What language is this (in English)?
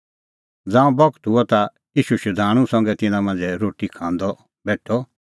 Kullu Pahari